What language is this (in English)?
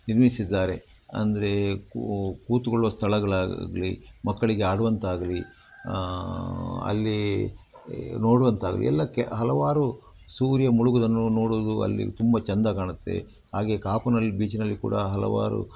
Kannada